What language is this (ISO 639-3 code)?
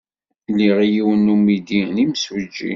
kab